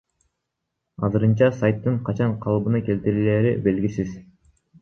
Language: Kyrgyz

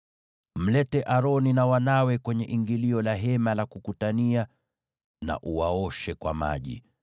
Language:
Swahili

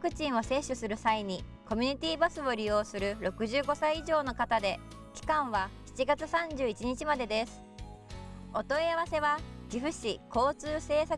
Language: Japanese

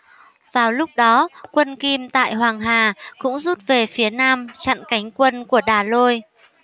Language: Vietnamese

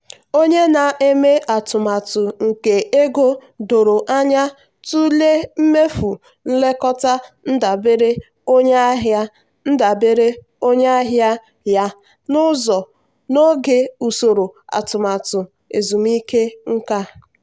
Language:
Igbo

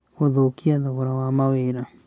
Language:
Kikuyu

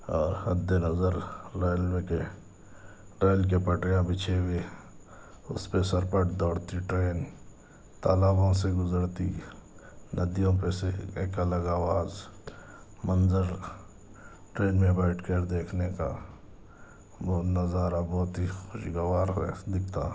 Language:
Urdu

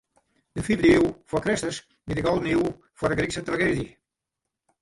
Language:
Western Frisian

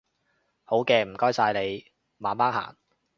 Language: Cantonese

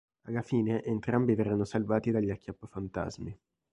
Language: Italian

